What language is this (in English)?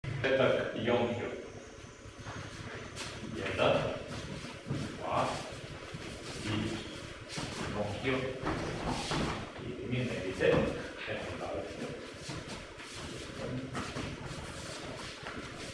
Serbian